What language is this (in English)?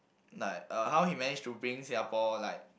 English